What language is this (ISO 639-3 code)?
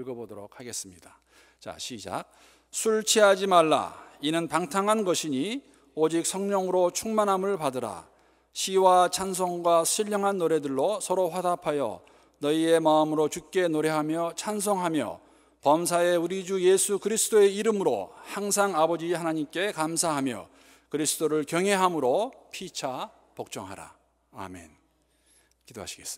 kor